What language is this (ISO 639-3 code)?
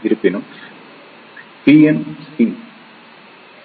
tam